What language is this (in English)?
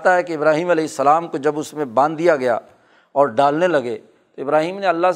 Urdu